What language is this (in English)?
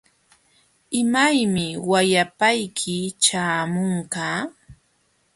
Jauja Wanca Quechua